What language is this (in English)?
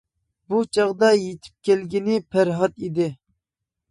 Uyghur